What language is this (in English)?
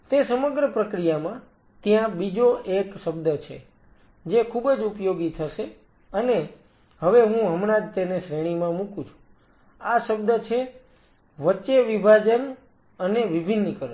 Gujarati